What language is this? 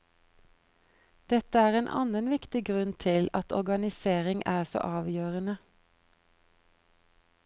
Norwegian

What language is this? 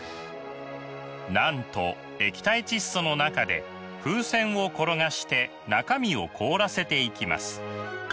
Japanese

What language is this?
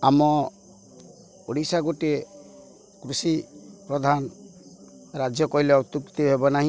Odia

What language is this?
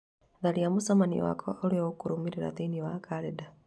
Kikuyu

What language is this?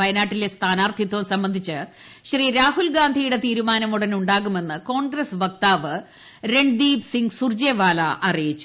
Malayalam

